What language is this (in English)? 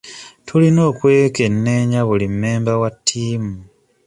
Ganda